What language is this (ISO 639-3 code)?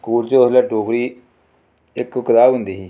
doi